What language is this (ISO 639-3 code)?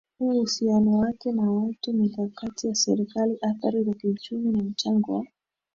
swa